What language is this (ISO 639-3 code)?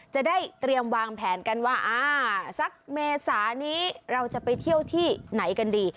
tha